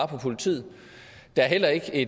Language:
Danish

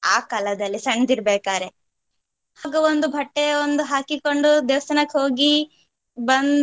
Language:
Kannada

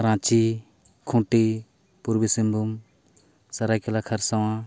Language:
Santali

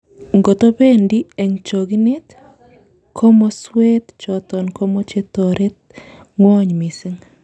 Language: Kalenjin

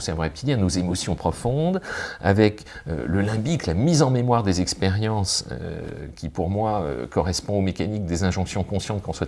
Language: French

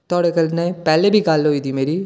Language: Dogri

